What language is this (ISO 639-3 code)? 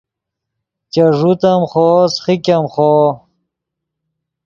ydg